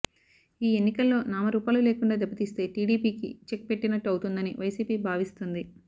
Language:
Telugu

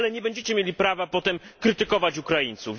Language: Polish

